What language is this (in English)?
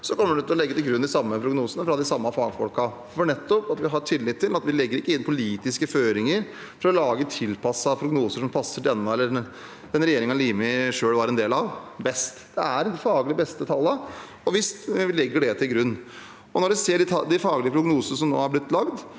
Norwegian